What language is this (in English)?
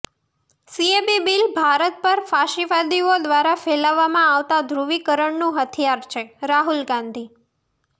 Gujarati